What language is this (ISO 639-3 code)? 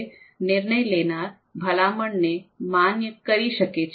guj